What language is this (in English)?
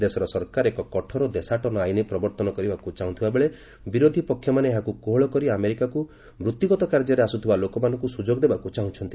Odia